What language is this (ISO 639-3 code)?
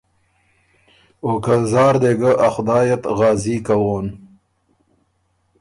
oru